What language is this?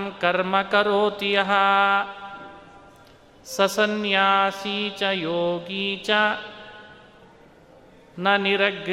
Kannada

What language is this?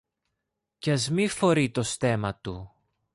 Greek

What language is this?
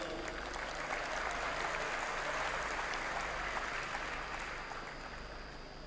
Indonesian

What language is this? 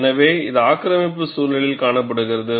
Tamil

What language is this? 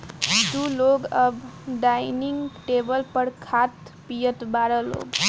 Bhojpuri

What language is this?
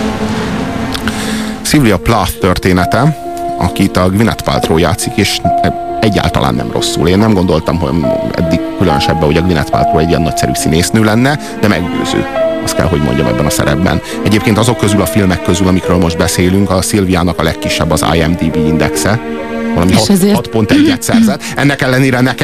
Hungarian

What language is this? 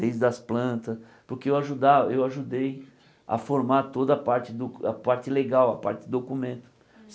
Portuguese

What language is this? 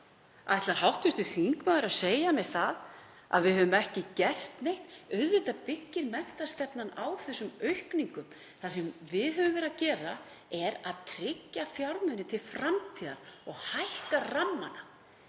Icelandic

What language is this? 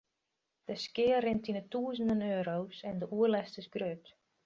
Western Frisian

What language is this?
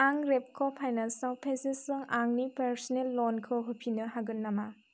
Bodo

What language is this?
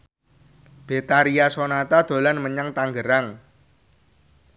Javanese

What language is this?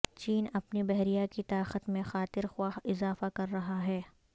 Urdu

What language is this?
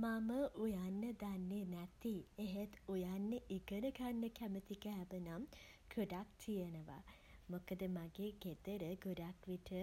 Sinhala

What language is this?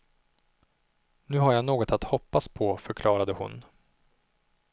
Swedish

